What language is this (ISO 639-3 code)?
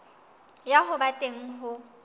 sot